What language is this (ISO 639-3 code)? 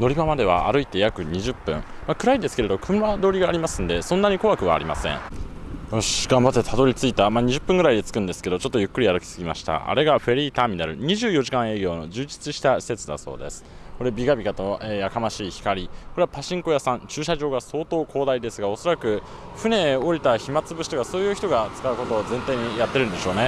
jpn